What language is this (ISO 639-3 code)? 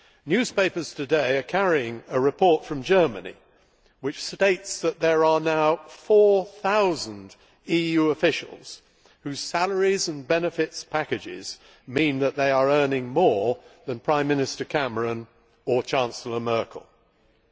eng